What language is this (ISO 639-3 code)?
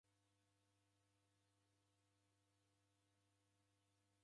dav